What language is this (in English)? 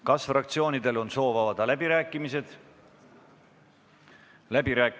Estonian